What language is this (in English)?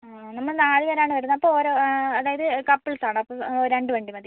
Malayalam